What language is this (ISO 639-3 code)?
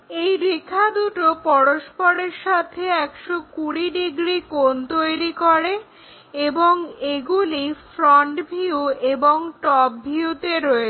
ben